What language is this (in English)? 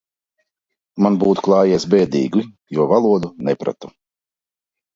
Latvian